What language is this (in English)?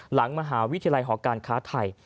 Thai